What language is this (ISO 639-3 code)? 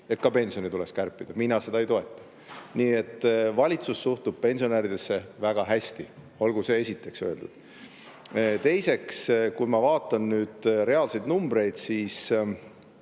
est